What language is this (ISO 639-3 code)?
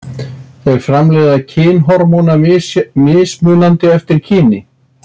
isl